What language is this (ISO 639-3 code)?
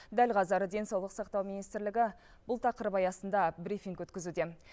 kaz